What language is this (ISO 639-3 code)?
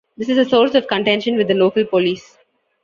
eng